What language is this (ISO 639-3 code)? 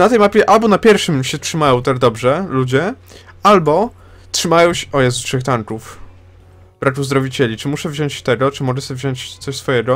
pol